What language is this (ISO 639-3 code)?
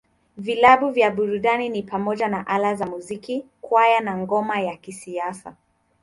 swa